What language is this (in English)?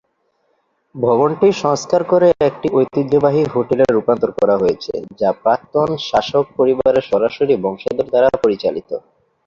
Bangla